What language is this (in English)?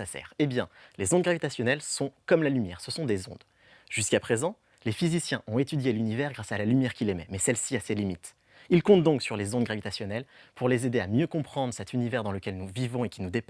French